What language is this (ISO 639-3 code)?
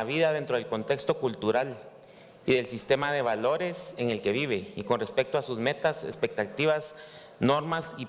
spa